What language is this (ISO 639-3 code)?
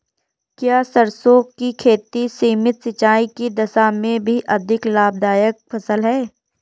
hin